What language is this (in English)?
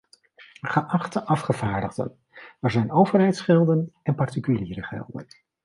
Dutch